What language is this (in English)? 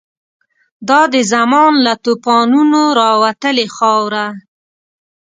Pashto